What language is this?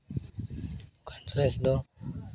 Santali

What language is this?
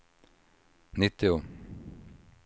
Swedish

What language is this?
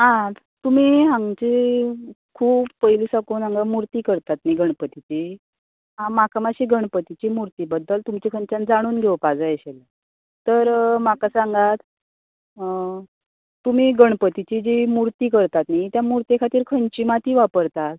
Konkani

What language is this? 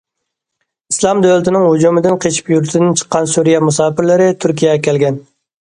Uyghur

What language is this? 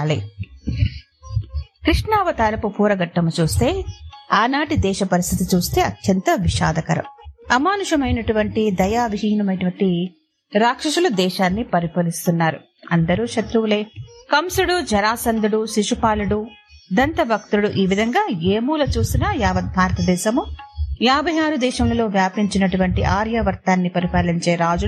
Telugu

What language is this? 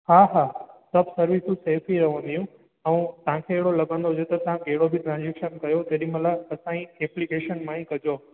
Sindhi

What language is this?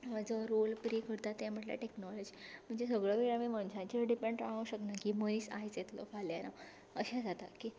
Konkani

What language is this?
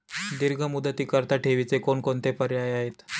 Marathi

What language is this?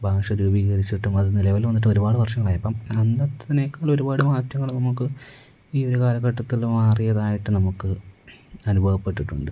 Malayalam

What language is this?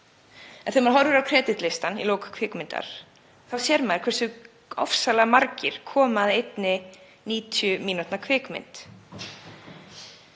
Icelandic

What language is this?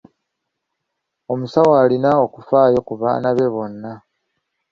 Ganda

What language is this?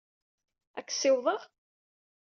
Kabyle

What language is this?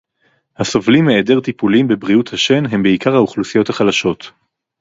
Hebrew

